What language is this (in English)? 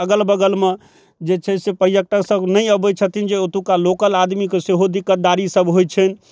Maithili